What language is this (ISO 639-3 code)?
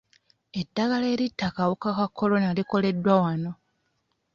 lug